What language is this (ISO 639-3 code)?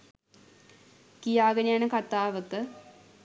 sin